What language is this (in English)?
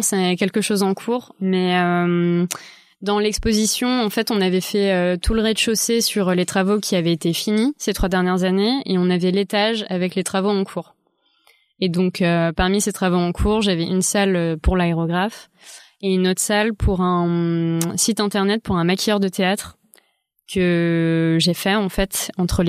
French